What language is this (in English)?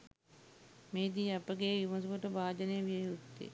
Sinhala